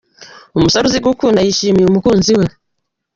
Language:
Kinyarwanda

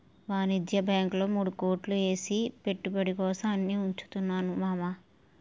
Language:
Telugu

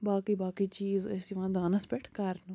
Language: Kashmiri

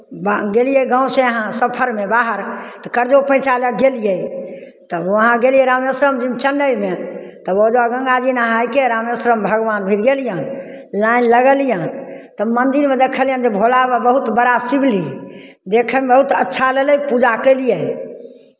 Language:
Maithili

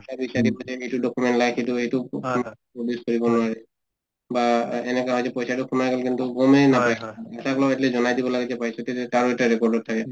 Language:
Assamese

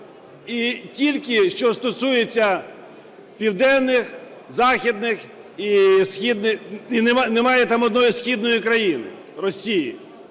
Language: Ukrainian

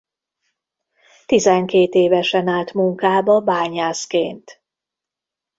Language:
Hungarian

